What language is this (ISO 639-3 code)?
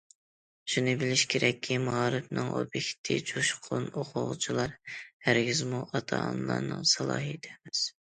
uig